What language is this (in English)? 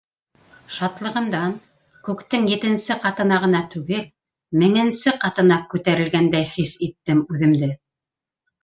Bashkir